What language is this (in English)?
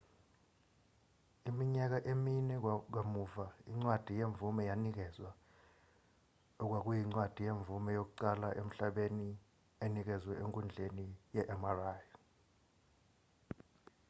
Zulu